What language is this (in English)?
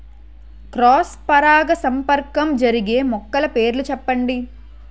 Telugu